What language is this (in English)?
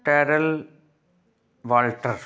Punjabi